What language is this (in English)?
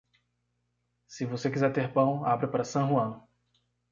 Portuguese